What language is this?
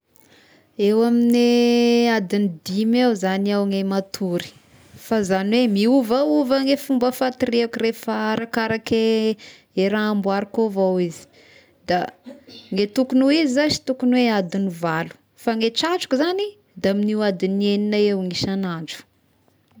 Tesaka Malagasy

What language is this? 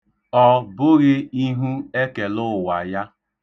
Igbo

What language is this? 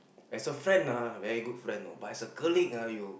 English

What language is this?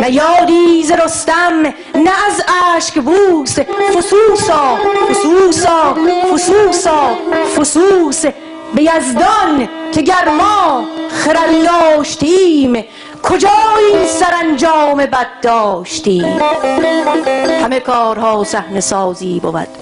Persian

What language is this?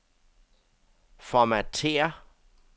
Danish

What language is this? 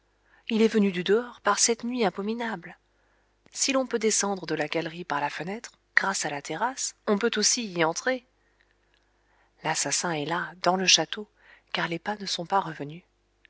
French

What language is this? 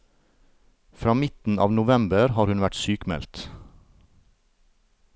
Norwegian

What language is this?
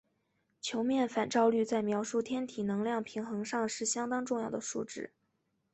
Chinese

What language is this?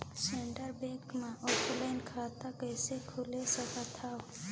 Chhattisgarhi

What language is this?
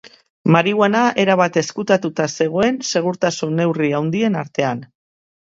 Basque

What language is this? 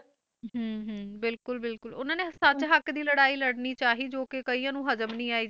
Punjabi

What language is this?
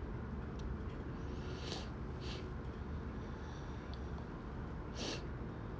English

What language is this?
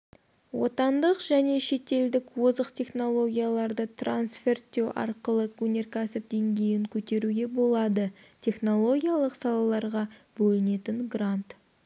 Kazakh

